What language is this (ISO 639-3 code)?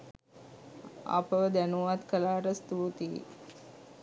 sin